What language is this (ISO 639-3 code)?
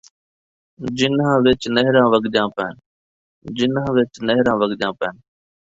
skr